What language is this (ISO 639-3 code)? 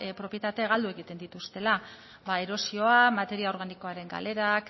eus